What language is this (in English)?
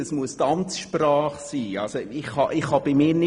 Swiss German